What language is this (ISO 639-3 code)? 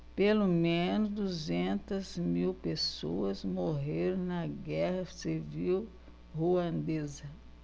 por